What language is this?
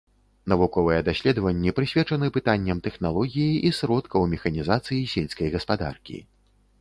Belarusian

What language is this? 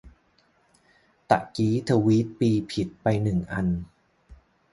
Thai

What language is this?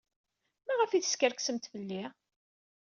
Kabyle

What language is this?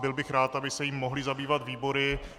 Czech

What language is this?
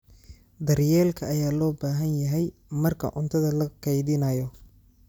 Somali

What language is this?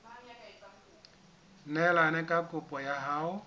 Southern Sotho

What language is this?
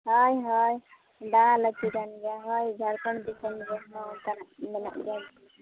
Santali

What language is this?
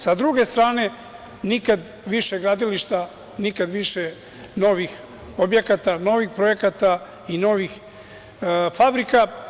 Serbian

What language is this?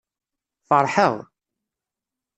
Kabyle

